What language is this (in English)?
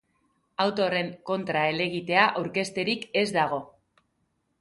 Basque